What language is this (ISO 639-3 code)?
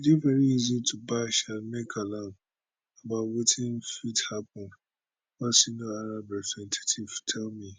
pcm